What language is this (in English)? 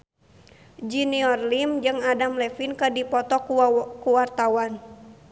Sundanese